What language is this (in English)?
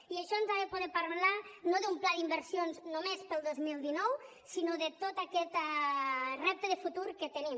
Catalan